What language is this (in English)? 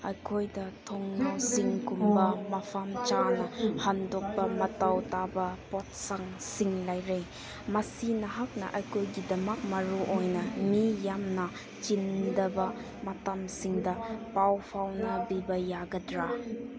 Manipuri